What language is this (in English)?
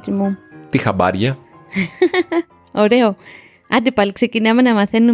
Greek